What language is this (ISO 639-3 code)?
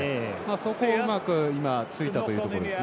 jpn